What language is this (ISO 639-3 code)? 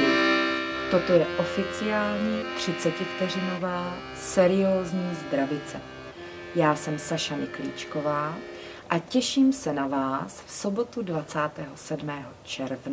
ces